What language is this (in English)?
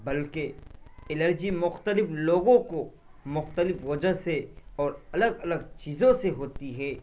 Urdu